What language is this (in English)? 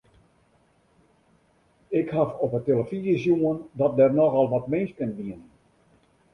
Western Frisian